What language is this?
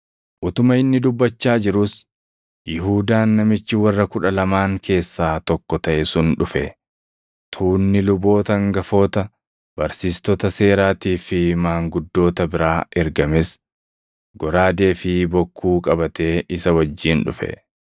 Oromo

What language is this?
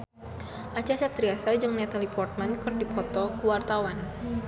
Sundanese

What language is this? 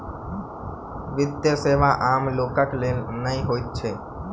Maithili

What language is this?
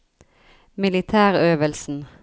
Norwegian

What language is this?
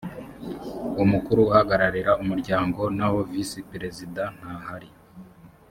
Kinyarwanda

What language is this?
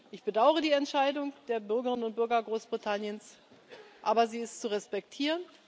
German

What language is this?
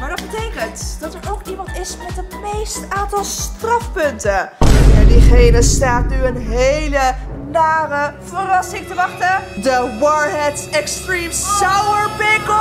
Dutch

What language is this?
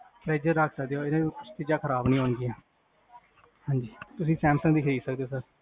Punjabi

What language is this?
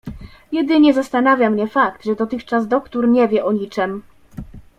Polish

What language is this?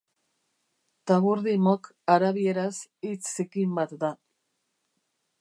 Basque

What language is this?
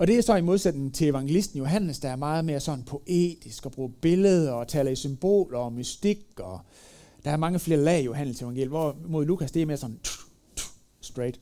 Danish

